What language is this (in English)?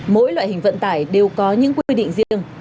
Vietnamese